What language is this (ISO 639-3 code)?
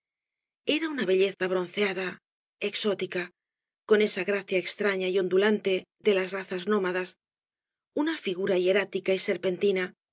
spa